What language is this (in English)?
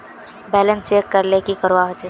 Magahi